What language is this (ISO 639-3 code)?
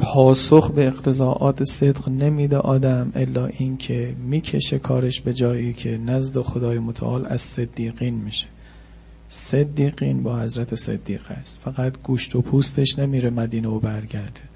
fas